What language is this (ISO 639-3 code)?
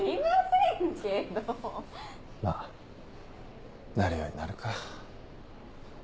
jpn